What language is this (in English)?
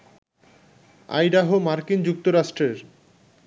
Bangla